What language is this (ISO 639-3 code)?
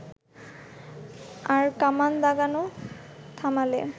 ben